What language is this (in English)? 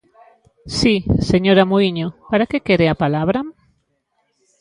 Galician